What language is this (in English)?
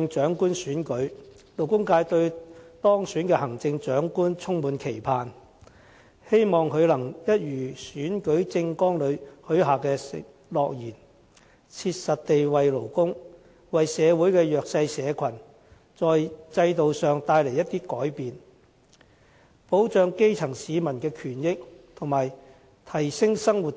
Cantonese